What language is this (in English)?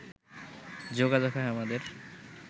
Bangla